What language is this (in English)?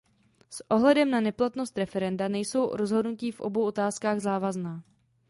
Czech